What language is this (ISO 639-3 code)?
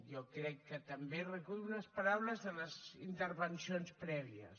cat